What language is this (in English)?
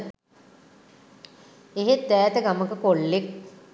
Sinhala